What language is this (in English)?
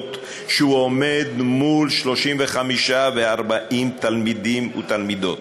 Hebrew